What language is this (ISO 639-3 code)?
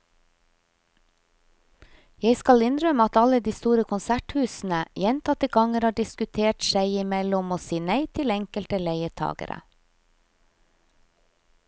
nor